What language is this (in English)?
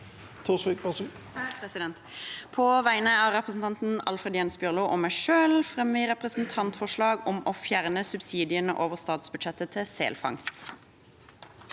Norwegian